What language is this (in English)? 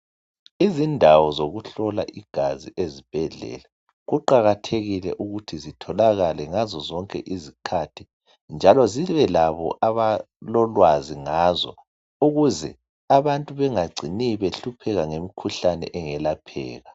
North Ndebele